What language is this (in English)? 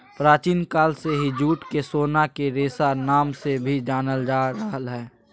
Magahi